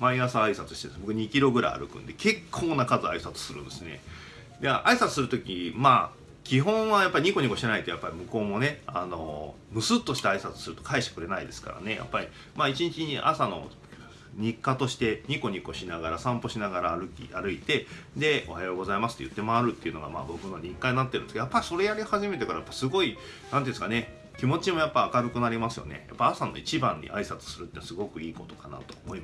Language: Japanese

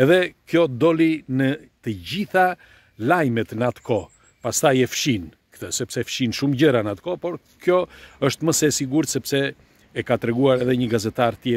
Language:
Romanian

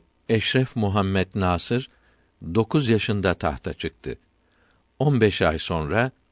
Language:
Turkish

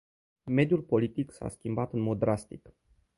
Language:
Romanian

